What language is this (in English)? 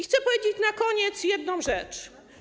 Polish